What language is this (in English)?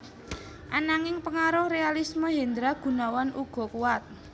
Javanese